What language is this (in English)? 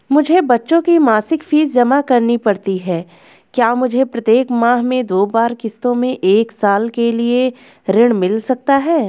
Hindi